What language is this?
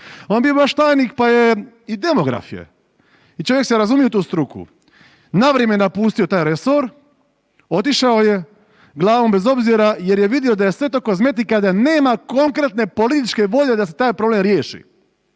Croatian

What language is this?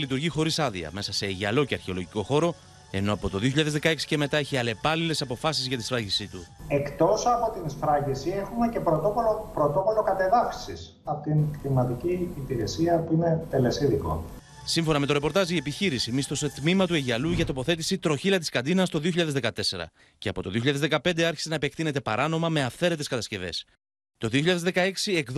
Greek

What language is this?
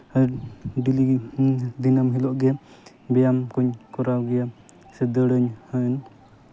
Santali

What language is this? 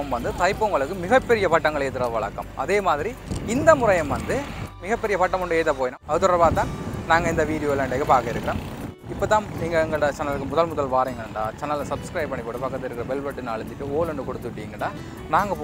Thai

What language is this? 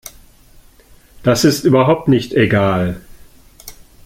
German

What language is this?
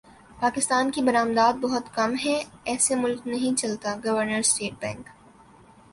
Urdu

